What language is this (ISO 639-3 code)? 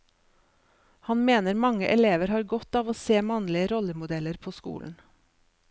nor